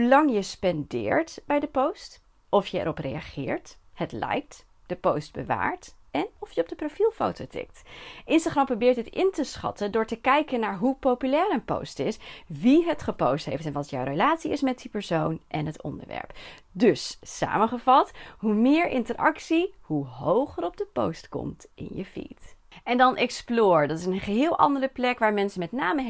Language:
Dutch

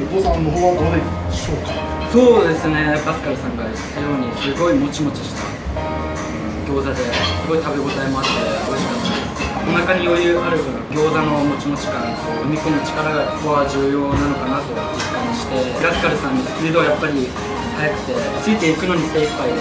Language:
Japanese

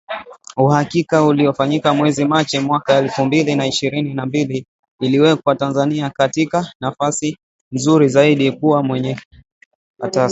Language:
Swahili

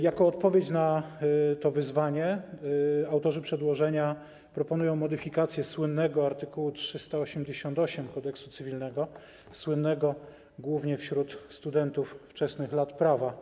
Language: Polish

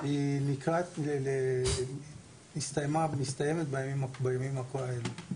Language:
Hebrew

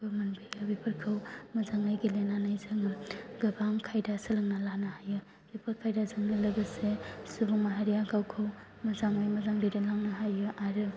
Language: Bodo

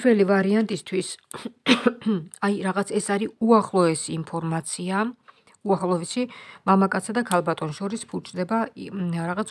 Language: Romanian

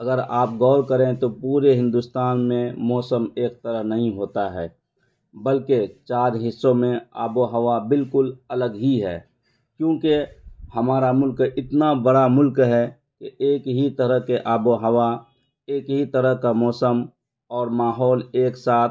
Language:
Urdu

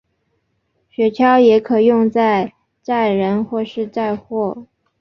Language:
Chinese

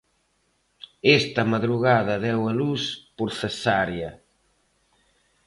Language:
Galician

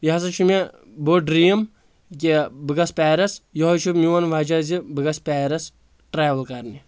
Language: Kashmiri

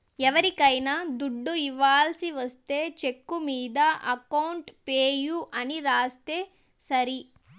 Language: Telugu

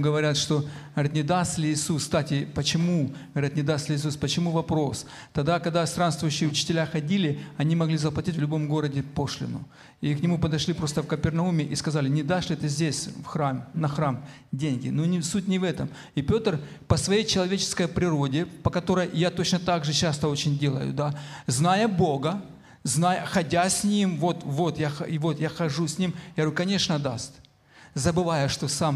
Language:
Ukrainian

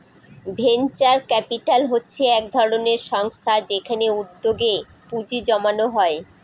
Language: Bangla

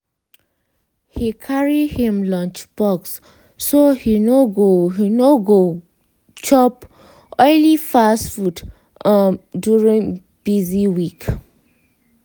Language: Nigerian Pidgin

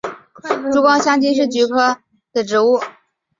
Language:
Chinese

